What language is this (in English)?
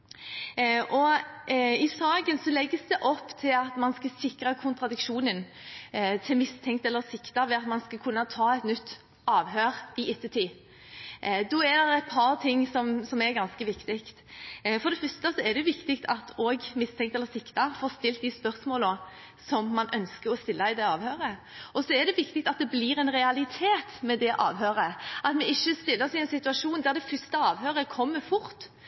Norwegian Bokmål